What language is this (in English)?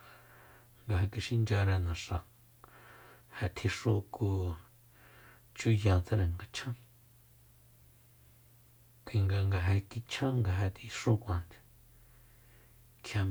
Soyaltepec Mazatec